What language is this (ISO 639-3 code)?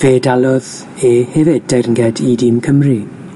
cym